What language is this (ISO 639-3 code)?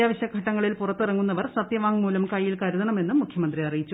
mal